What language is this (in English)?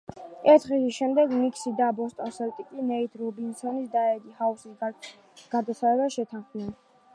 Georgian